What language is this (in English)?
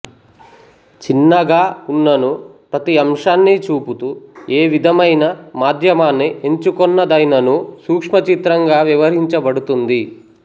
Telugu